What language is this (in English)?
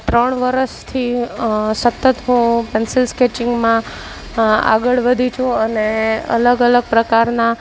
Gujarati